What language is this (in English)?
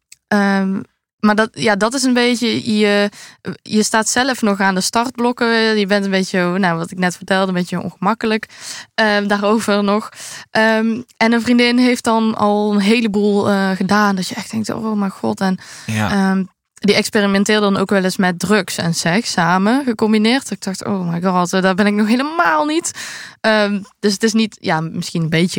Dutch